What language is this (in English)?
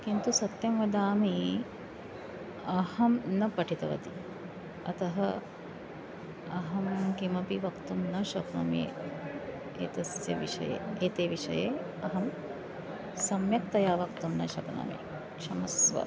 Sanskrit